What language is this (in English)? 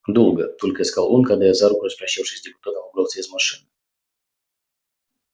Russian